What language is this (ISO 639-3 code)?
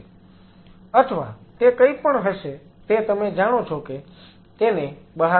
guj